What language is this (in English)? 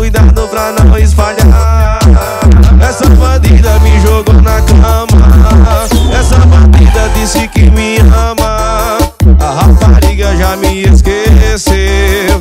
Romanian